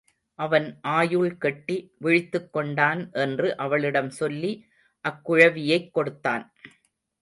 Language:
Tamil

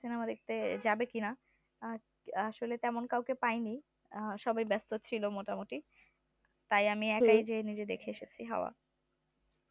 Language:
Bangla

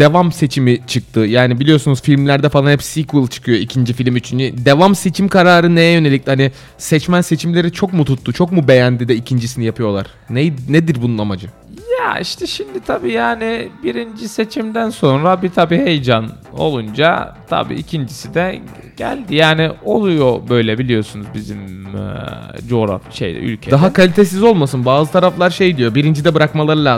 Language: Turkish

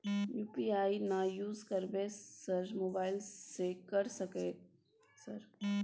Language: Maithili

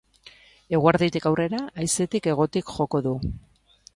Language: Basque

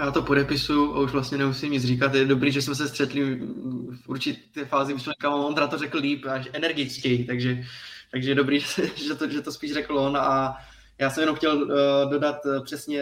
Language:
Czech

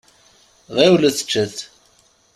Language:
Kabyle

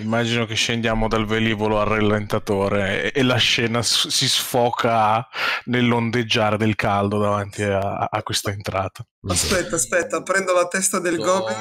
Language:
Italian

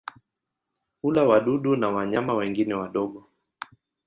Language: Swahili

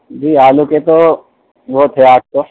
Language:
Urdu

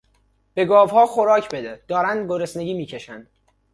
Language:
Persian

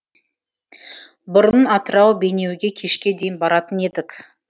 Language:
Kazakh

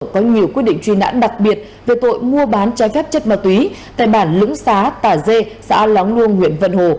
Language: Vietnamese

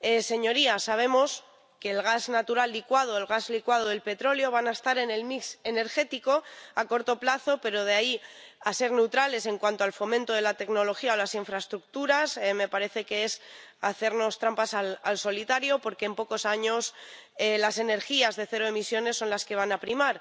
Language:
Spanish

